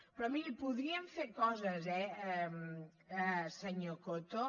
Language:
Catalan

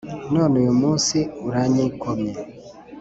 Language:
Kinyarwanda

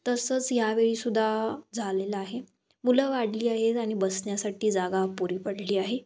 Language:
Marathi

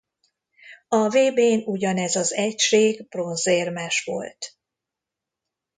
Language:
Hungarian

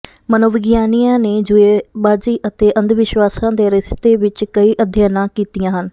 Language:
Punjabi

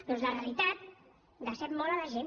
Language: Catalan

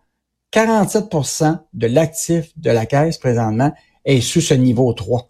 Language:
French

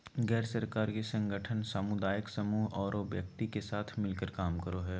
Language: Magahi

